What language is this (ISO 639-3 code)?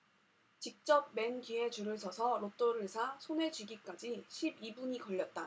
kor